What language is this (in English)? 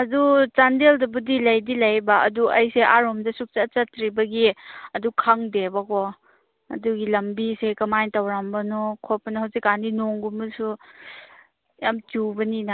Manipuri